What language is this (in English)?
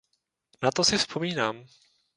Czech